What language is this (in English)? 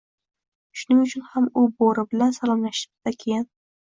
Uzbek